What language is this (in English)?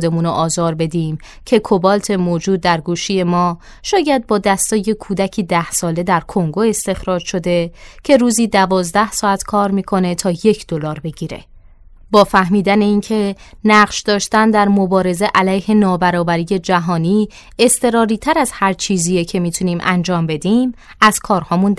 Persian